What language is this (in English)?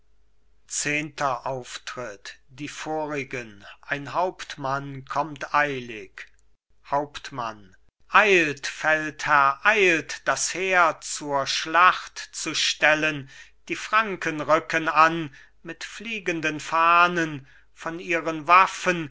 German